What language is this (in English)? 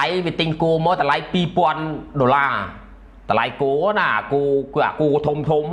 Thai